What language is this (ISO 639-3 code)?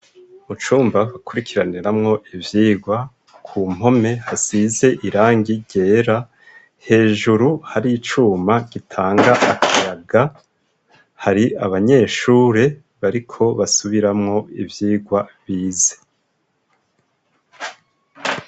run